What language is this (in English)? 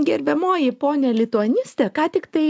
Lithuanian